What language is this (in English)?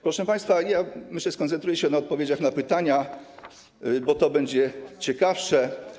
Polish